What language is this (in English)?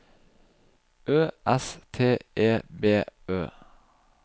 Norwegian